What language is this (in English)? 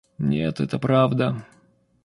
Russian